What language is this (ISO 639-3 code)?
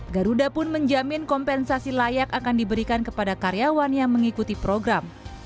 ind